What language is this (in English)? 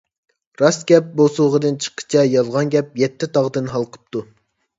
Uyghur